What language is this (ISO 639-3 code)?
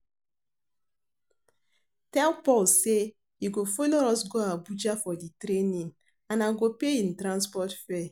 pcm